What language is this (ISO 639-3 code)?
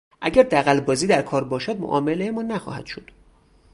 fas